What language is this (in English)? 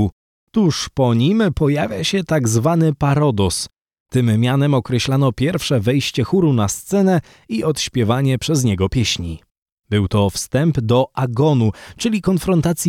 Polish